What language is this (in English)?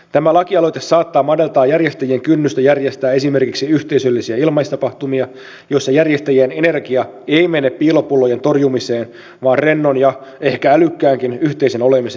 Finnish